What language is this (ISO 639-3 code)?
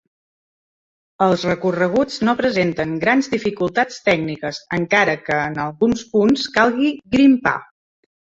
cat